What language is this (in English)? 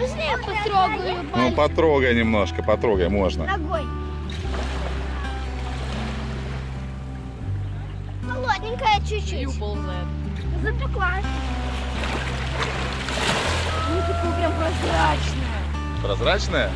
Russian